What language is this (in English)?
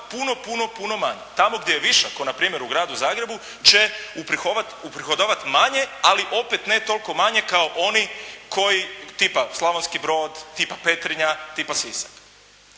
Croatian